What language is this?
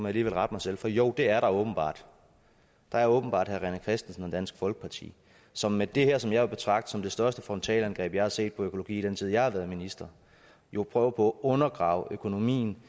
Danish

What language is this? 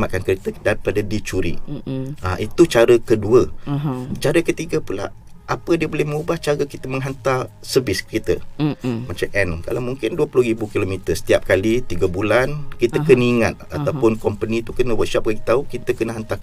Malay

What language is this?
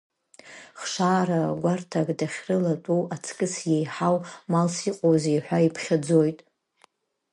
Abkhazian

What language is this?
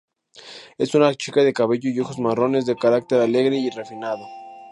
Spanish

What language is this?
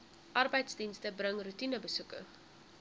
Afrikaans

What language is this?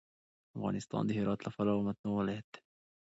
Pashto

